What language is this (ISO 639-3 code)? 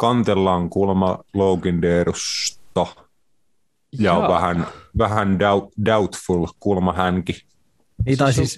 fin